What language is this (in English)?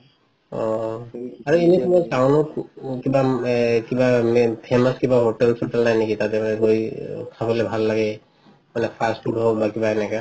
Assamese